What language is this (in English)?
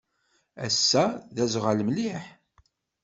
Kabyle